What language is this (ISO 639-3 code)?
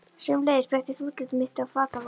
isl